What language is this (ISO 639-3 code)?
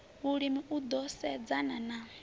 ven